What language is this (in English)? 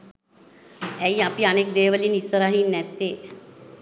Sinhala